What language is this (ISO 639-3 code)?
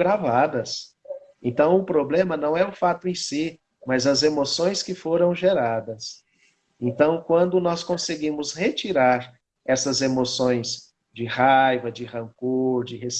por